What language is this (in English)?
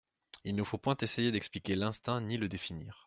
French